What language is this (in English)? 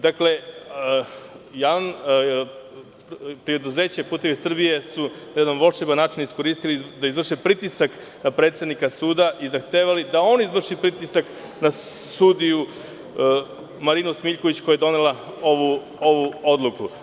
Serbian